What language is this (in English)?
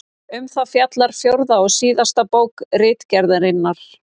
Icelandic